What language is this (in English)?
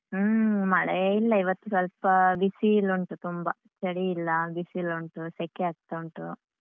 Kannada